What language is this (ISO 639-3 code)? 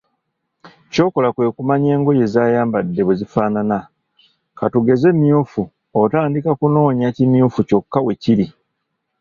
lug